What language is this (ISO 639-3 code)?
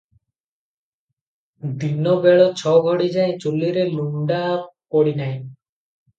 ori